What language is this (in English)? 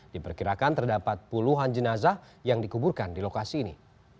Indonesian